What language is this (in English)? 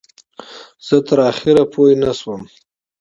Pashto